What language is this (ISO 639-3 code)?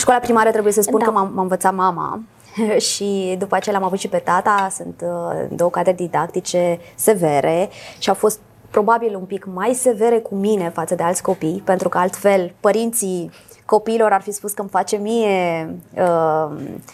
ron